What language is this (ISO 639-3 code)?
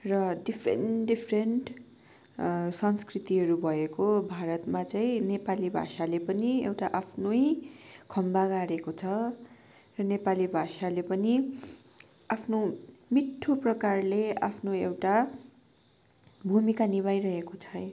nep